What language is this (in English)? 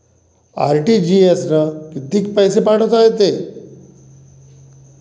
Marathi